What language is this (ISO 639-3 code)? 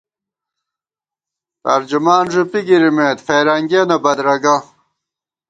gwt